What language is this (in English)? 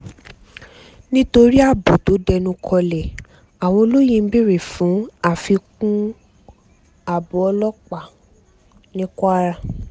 Yoruba